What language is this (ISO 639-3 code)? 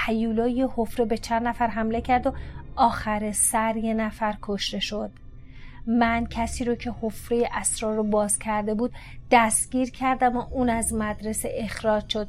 fas